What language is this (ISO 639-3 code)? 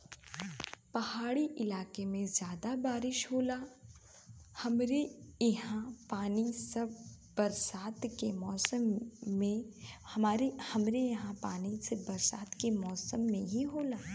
bho